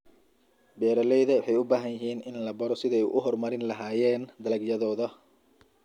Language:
Somali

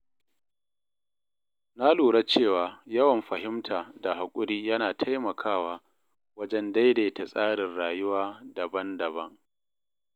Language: Hausa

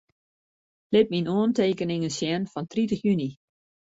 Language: Western Frisian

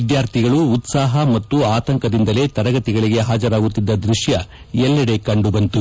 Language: Kannada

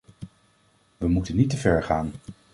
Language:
Dutch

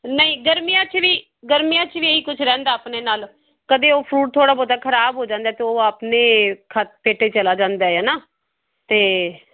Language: Punjabi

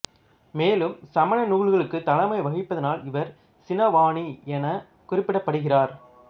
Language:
Tamil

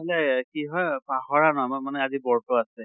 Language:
Assamese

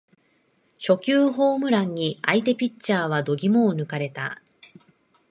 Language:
Japanese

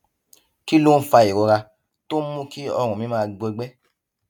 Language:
Yoruba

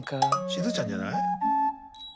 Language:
Japanese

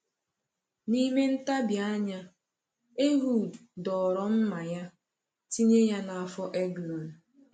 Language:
Igbo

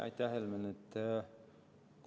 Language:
Estonian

